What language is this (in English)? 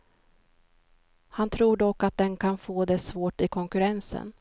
Swedish